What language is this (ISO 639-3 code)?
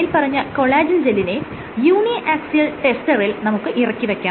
mal